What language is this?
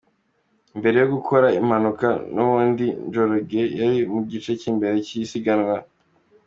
Kinyarwanda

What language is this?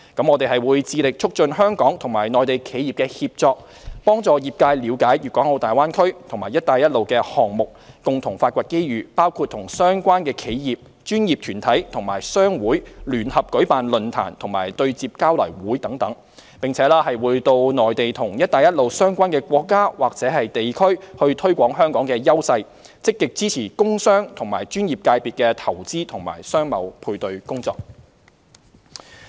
Cantonese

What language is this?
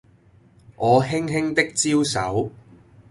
Cantonese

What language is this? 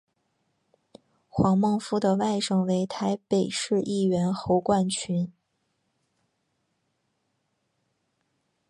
Chinese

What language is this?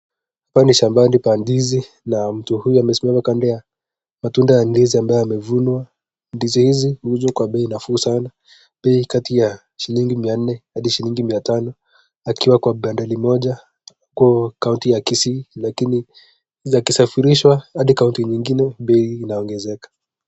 Swahili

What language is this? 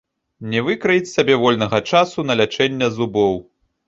Belarusian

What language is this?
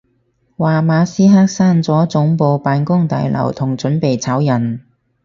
Cantonese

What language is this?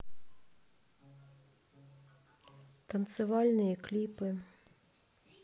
Russian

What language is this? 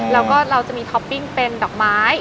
Thai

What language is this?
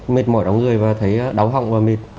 Vietnamese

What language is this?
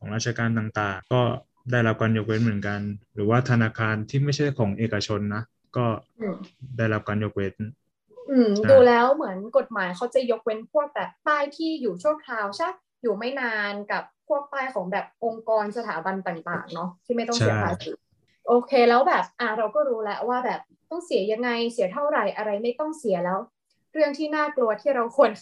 Thai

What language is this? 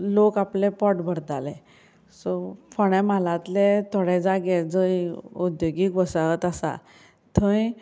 Konkani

